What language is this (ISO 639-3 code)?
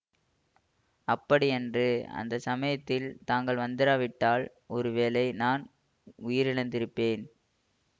tam